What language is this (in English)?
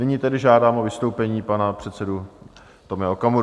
Czech